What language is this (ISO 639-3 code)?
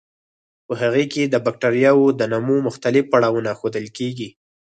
pus